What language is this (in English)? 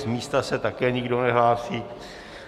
Czech